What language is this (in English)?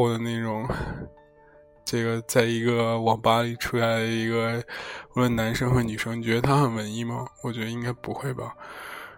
Chinese